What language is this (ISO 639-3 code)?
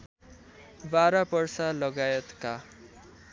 nep